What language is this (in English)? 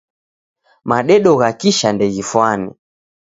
Taita